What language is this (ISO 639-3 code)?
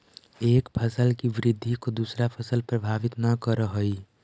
mag